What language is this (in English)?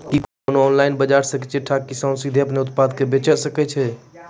Maithili